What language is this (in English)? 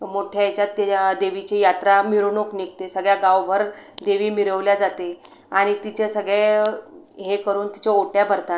Marathi